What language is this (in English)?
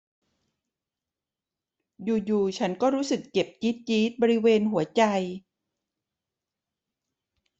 Thai